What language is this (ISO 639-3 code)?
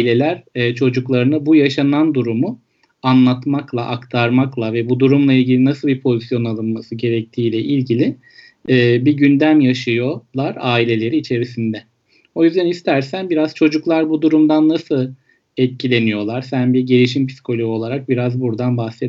tur